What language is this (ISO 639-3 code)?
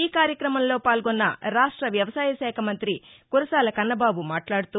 tel